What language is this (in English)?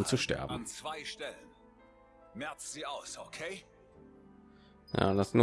German